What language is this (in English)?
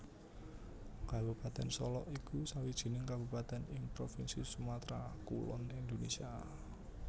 Javanese